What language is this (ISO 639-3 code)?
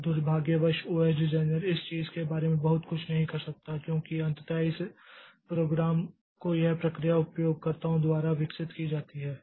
hin